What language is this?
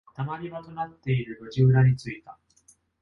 Japanese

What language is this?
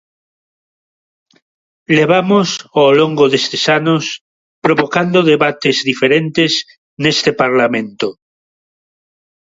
Galician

